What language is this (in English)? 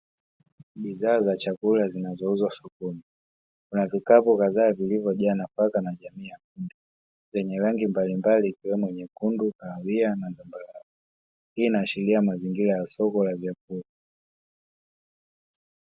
Swahili